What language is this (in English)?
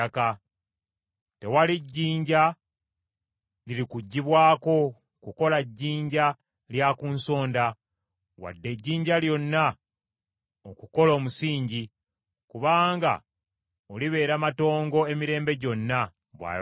Ganda